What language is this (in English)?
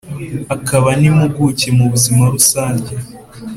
Kinyarwanda